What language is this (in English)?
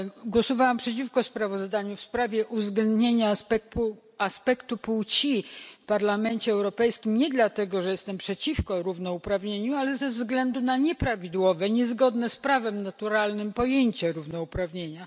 Polish